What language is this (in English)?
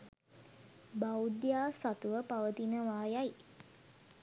Sinhala